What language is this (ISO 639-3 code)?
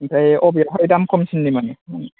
brx